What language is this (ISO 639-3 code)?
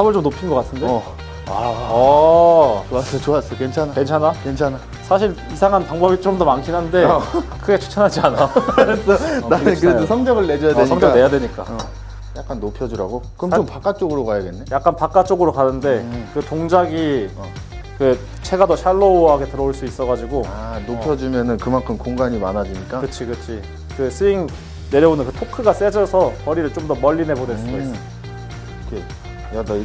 kor